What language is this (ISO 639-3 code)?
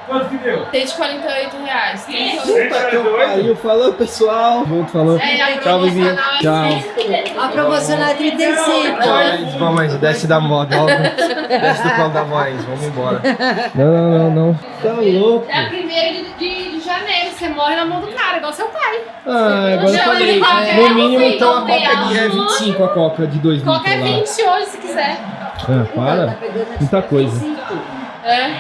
por